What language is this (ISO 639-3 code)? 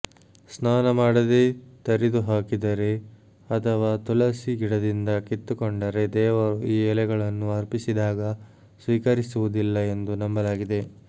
kan